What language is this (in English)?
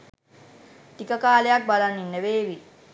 Sinhala